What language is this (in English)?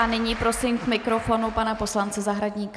Czech